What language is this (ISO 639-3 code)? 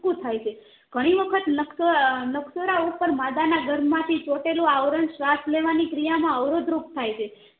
guj